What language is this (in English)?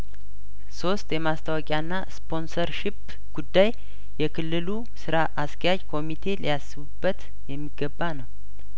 Amharic